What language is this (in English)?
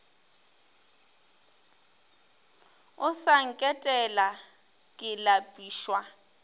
Northern Sotho